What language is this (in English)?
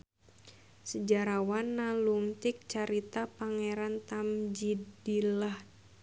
Sundanese